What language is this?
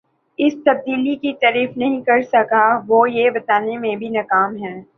Urdu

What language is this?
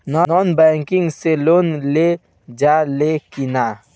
Bhojpuri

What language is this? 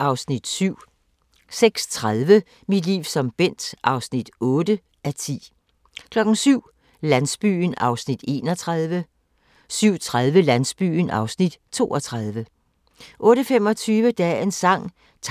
Danish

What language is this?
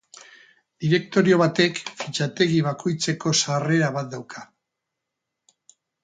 Basque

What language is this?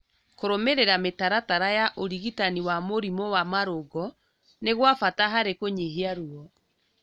Kikuyu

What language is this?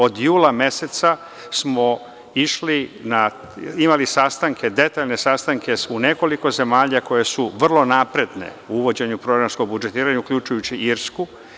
Serbian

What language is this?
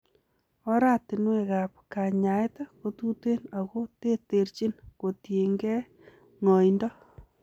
Kalenjin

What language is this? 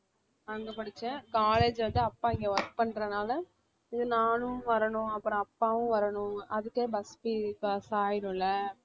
Tamil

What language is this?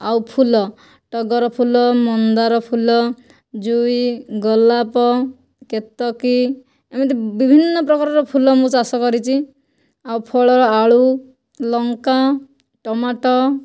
Odia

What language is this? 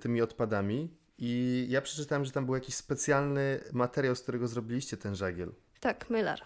Polish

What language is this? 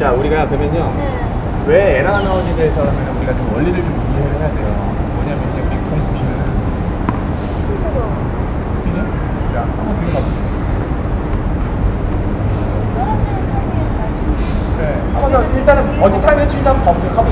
Korean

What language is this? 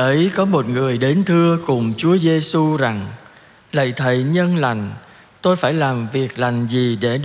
Vietnamese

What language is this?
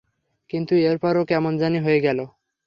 Bangla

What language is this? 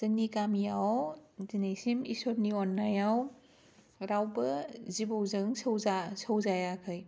Bodo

